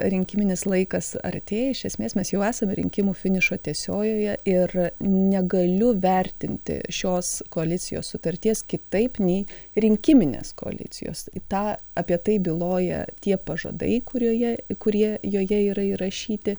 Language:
Lithuanian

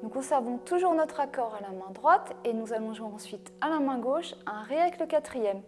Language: French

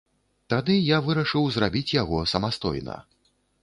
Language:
Belarusian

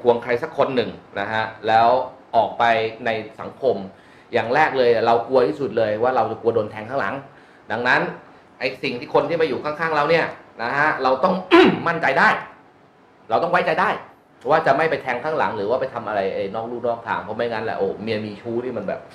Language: Thai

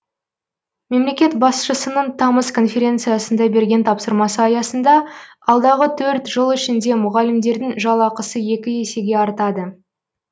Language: Kazakh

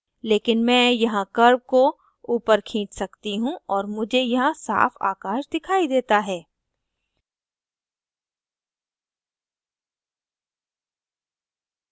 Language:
Hindi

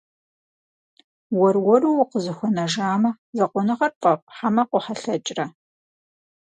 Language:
Kabardian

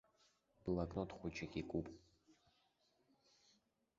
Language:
Abkhazian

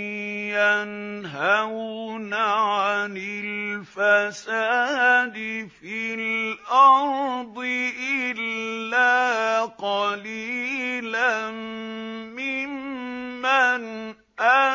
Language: Arabic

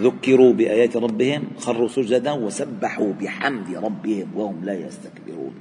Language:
Arabic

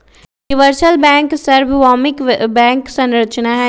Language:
Magahi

